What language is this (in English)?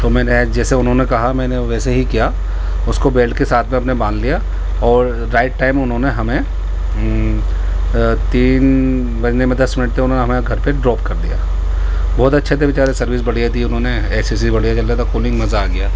Urdu